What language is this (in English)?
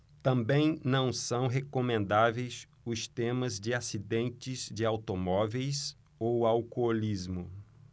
Portuguese